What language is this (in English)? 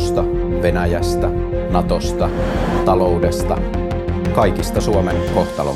Finnish